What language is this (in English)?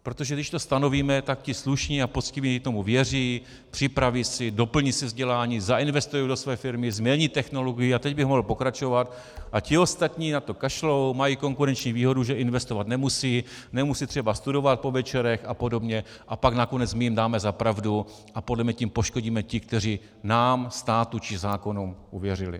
Czech